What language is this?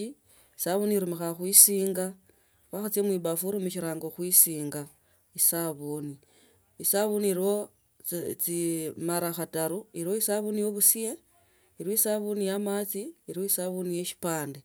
Tsotso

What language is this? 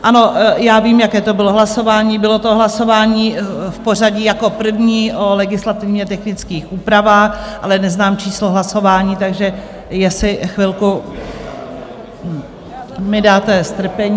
Czech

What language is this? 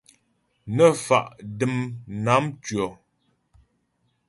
Ghomala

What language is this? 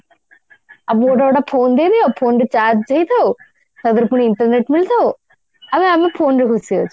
Odia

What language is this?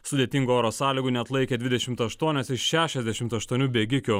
Lithuanian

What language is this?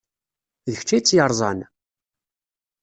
Kabyle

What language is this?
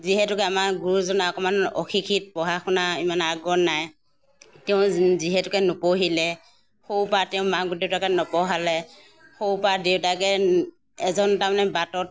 Assamese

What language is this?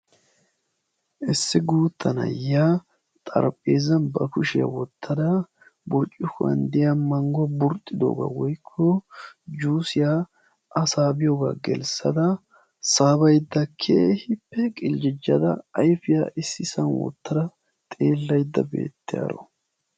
Wolaytta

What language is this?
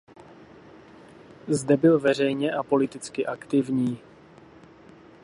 Czech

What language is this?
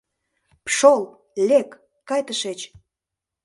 Mari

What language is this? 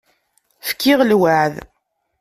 Kabyle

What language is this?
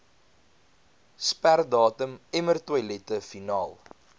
Afrikaans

